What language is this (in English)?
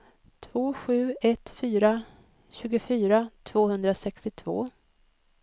Swedish